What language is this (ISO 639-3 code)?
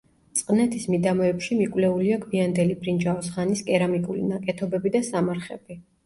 kat